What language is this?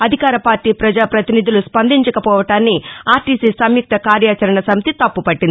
Telugu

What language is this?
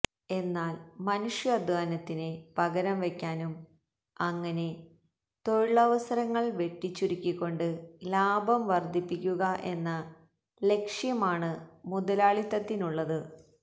Malayalam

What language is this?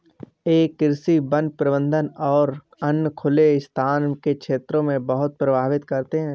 Hindi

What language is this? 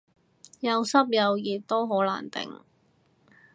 Cantonese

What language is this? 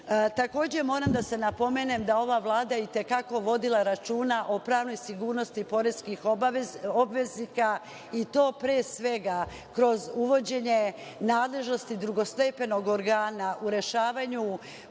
Serbian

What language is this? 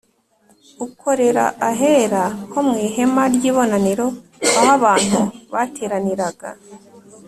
Kinyarwanda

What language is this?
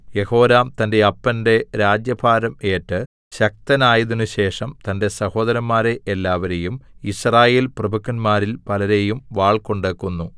Malayalam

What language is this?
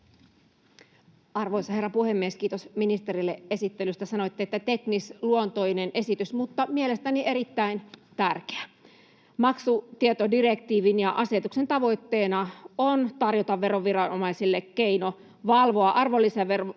Finnish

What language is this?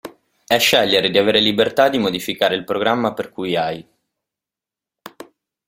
Italian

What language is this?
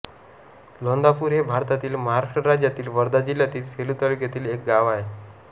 Marathi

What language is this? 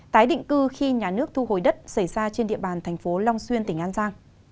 Vietnamese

